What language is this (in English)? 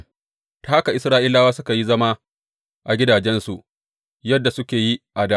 Hausa